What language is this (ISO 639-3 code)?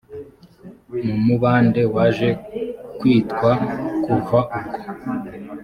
kin